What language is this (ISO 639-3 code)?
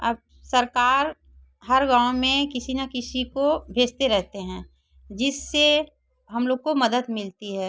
hin